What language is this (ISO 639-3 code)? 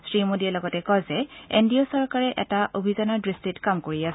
asm